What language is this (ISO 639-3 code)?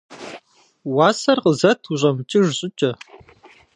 kbd